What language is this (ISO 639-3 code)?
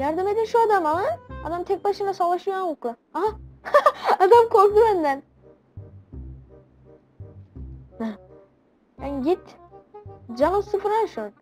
tur